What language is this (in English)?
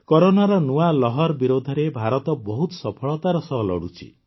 Odia